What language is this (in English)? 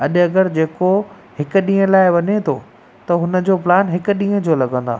Sindhi